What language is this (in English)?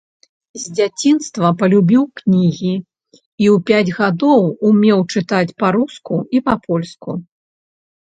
Belarusian